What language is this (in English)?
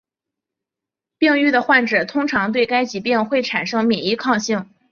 Chinese